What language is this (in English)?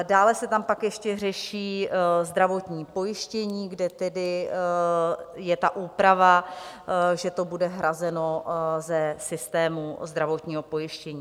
Czech